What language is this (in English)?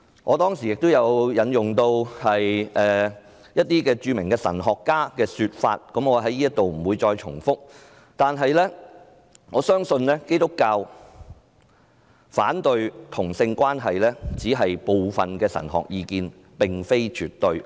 Cantonese